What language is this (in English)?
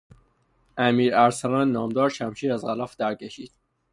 Persian